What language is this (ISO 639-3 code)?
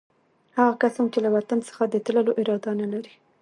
pus